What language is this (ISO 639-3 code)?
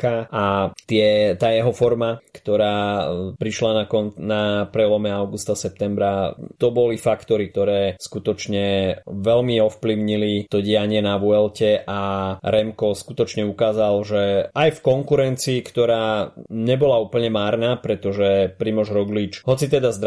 slk